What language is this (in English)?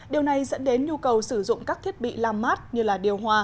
Vietnamese